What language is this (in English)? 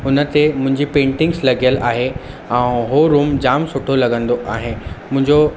Sindhi